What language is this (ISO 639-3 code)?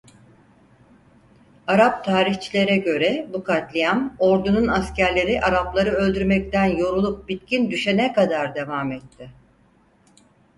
tur